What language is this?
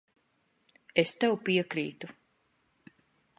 Latvian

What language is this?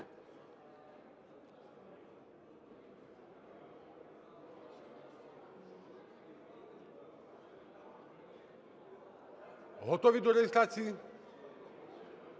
Ukrainian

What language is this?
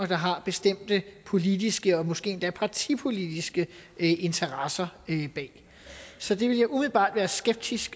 Danish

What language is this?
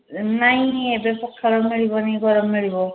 Odia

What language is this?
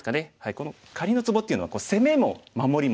Japanese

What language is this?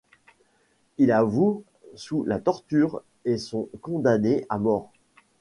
French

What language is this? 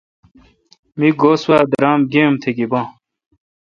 Kalkoti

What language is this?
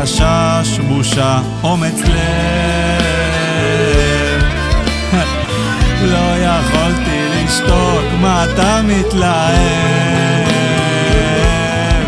Hebrew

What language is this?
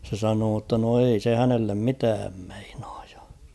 Finnish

